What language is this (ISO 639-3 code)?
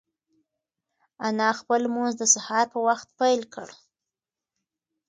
pus